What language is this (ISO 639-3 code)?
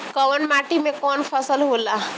bho